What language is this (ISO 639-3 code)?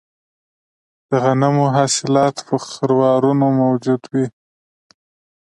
pus